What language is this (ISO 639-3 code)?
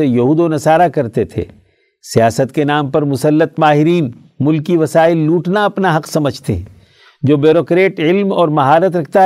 urd